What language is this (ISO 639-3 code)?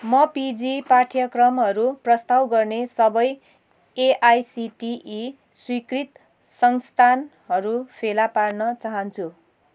nep